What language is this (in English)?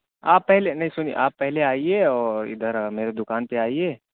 Urdu